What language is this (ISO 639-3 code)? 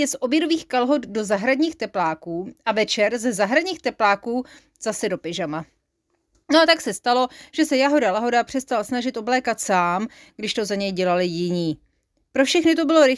ces